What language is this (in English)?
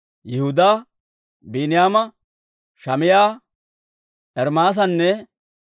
Dawro